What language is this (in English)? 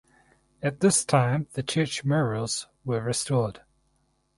English